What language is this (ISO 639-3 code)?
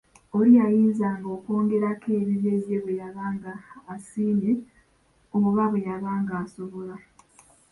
lug